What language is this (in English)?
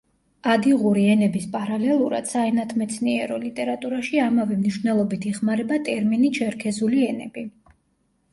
Georgian